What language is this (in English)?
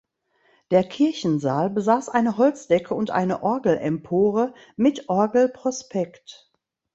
German